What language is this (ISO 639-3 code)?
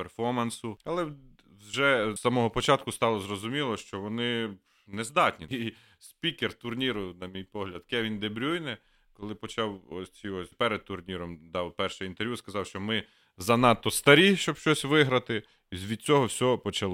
ukr